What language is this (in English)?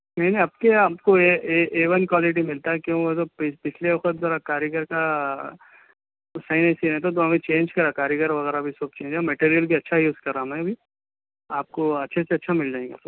Urdu